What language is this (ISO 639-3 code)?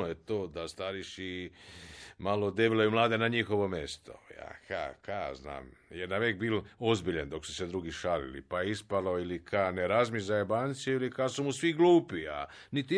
hrv